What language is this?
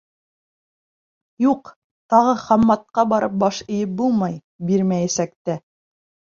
Bashkir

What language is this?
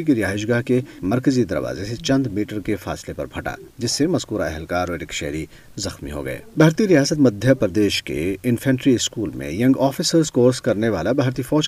Urdu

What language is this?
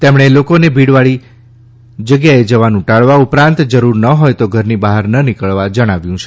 Gujarati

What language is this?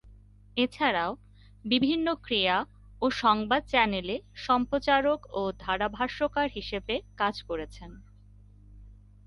Bangla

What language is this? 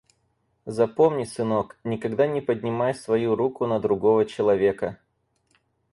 Russian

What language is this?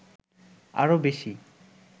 Bangla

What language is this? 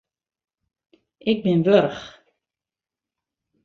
Western Frisian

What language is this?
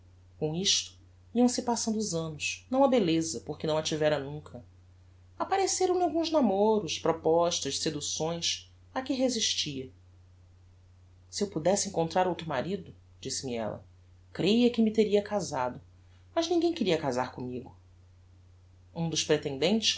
Portuguese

